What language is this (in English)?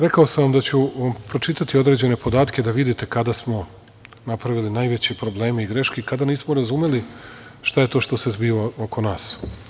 Serbian